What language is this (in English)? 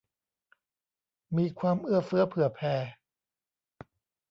Thai